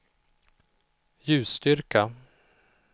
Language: Swedish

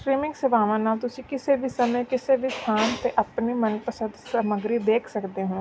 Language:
Punjabi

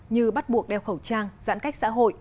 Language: Vietnamese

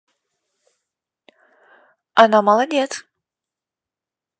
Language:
Russian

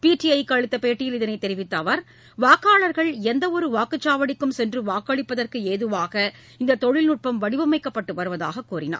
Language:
Tamil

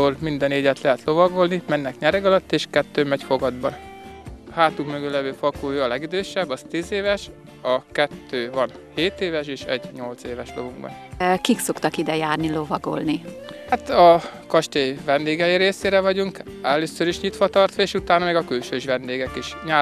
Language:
Hungarian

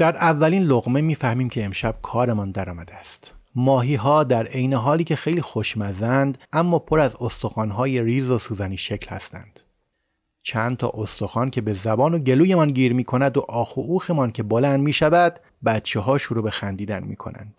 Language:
Persian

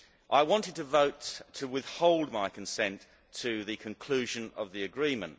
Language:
English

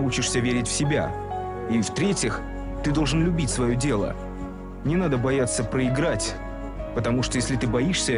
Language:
Russian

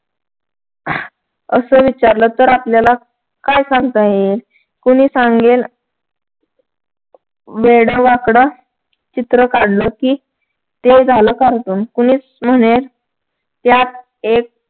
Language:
Marathi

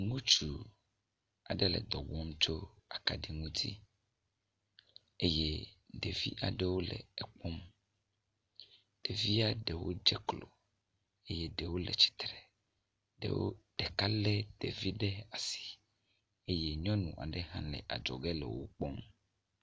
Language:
Ewe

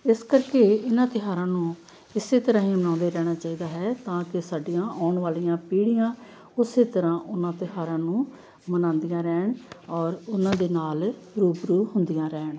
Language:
Punjabi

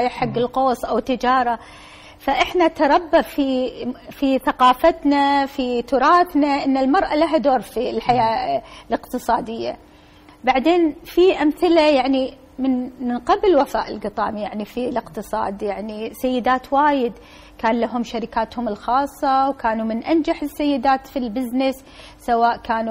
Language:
Arabic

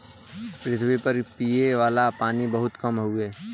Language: Bhojpuri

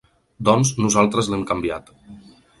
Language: Catalan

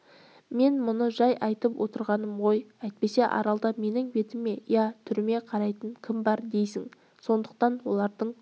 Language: Kazakh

